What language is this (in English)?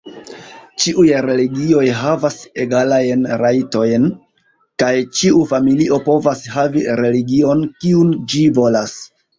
Esperanto